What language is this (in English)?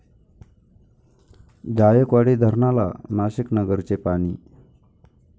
Marathi